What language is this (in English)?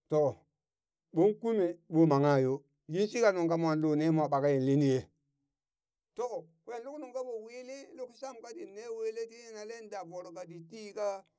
Burak